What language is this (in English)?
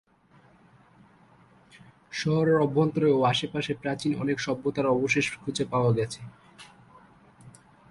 Bangla